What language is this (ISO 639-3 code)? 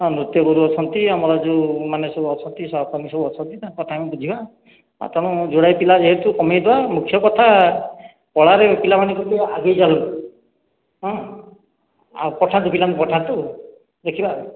ori